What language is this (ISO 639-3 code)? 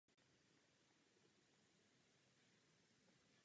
ces